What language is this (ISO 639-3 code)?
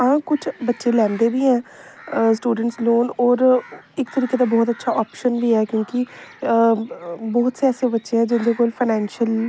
doi